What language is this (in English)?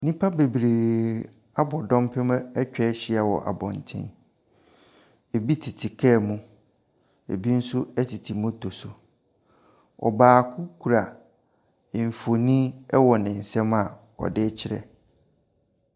Akan